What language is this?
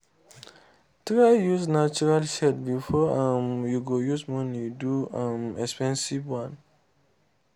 Nigerian Pidgin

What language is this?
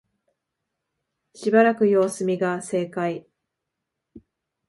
Japanese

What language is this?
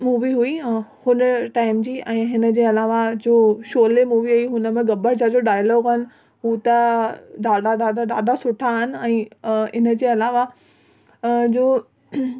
Sindhi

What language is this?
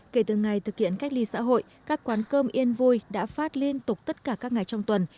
Vietnamese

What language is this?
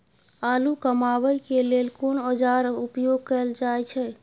Maithili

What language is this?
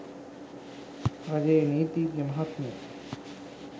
Sinhala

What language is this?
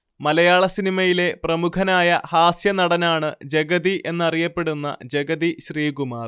Malayalam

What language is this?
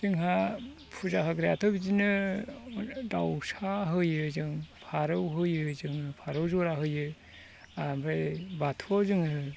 Bodo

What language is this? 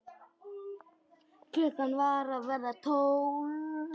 Icelandic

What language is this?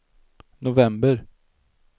Swedish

